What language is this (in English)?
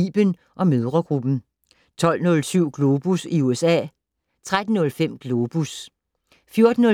Danish